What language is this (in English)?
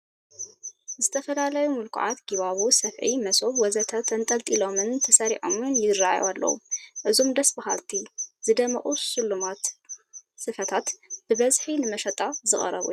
Tigrinya